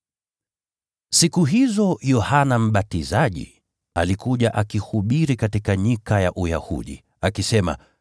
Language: Swahili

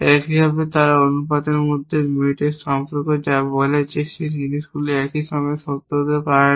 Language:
Bangla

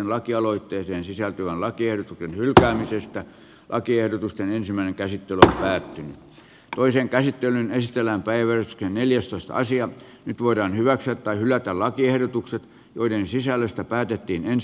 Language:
Finnish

